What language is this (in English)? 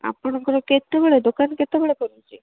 Odia